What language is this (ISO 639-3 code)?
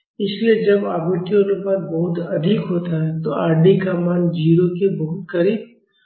hin